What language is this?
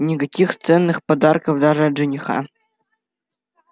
Russian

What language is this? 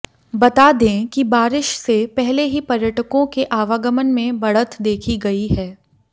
Hindi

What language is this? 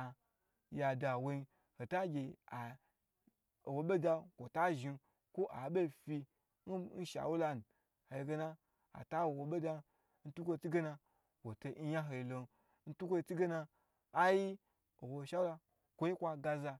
Gbagyi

